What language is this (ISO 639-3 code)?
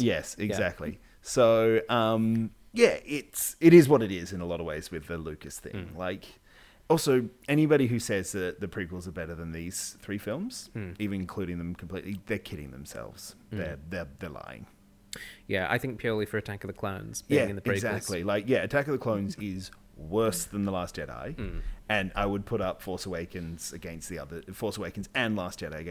eng